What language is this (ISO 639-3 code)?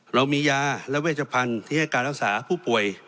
tha